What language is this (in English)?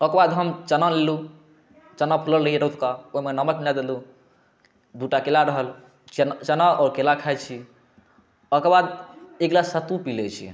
Maithili